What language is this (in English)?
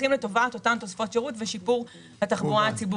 Hebrew